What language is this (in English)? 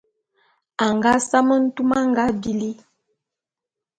Bulu